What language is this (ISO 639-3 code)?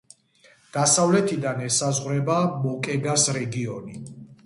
kat